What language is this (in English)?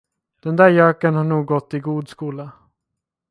Swedish